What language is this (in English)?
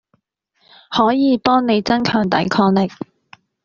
Cantonese